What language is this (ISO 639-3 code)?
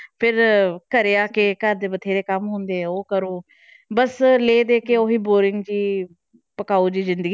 pan